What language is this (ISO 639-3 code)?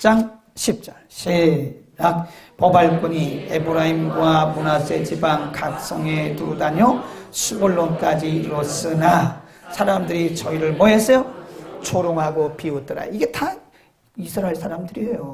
kor